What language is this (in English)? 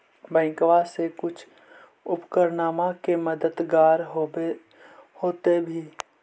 Magahi